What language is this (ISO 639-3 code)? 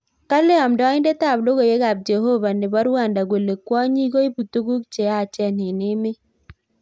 kln